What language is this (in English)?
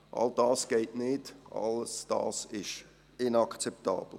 Swiss German